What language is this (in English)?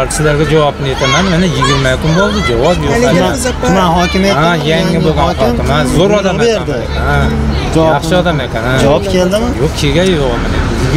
Turkish